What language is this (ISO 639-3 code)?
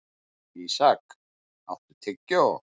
isl